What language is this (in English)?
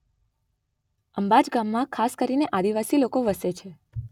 Gujarati